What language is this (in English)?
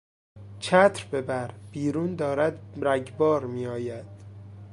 Persian